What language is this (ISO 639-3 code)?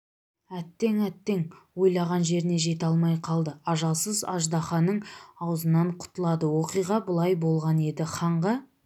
kaz